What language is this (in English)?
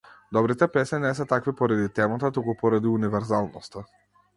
Macedonian